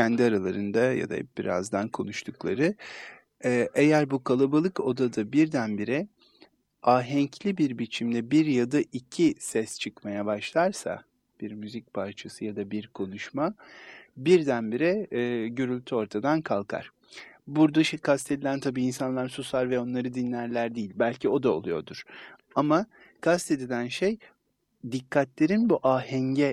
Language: Turkish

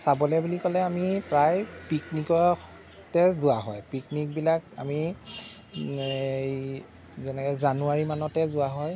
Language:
Assamese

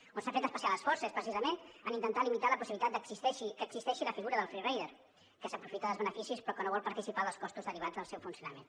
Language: Catalan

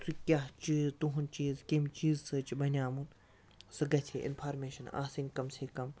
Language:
Kashmiri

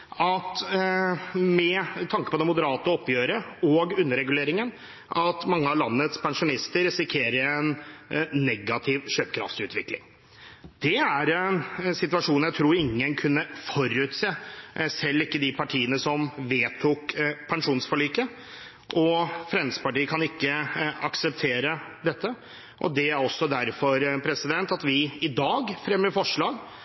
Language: Norwegian Bokmål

